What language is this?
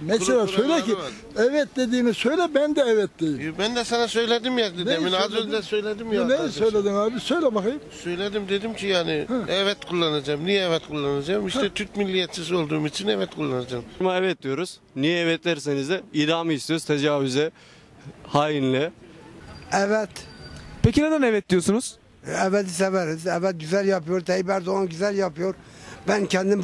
Turkish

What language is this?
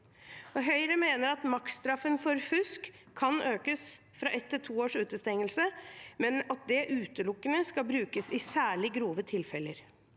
Norwegian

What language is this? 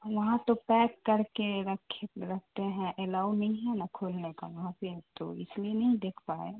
Urdu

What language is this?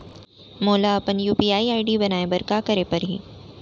Chhattisgarhi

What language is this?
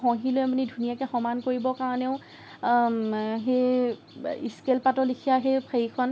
Assamese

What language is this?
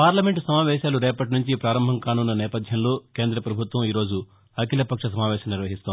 Telugu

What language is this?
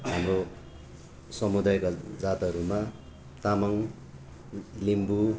Nepali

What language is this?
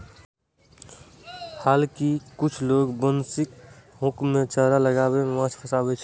Maithili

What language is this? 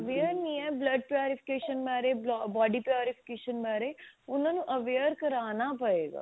Punjabi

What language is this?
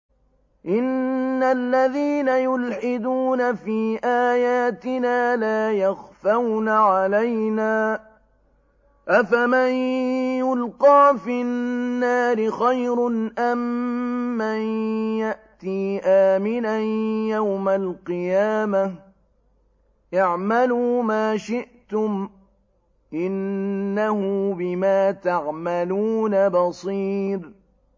Arabic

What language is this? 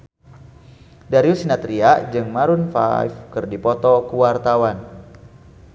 Sundanese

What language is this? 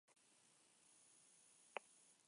Basque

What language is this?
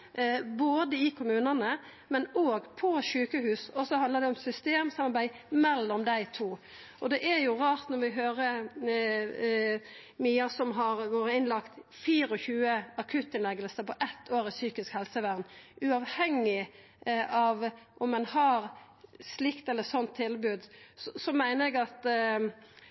Norwegian Nynorsk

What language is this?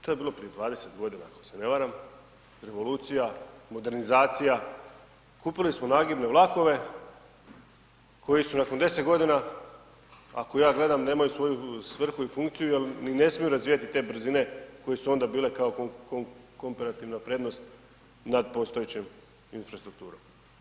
Croatian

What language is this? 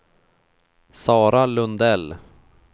Swedish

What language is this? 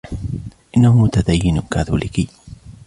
Arabic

